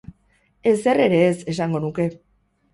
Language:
Basque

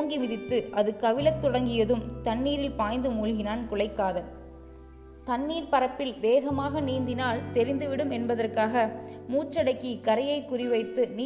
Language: Tamil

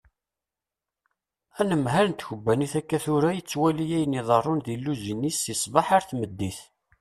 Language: Kabyle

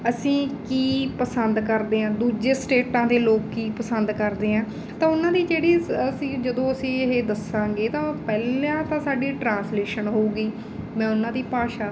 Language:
Punjabi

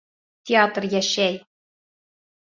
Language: Bashkir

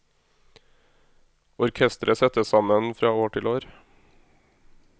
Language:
Norwegian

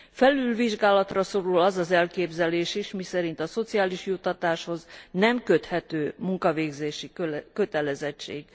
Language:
Hungarian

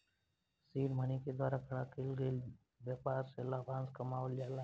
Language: Bhojpuri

